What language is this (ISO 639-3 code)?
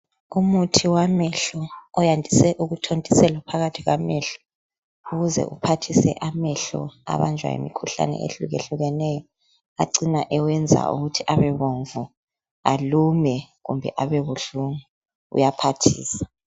nde